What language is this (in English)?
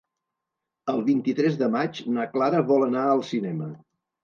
Catalan